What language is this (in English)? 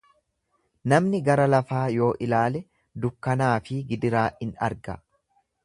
Oromo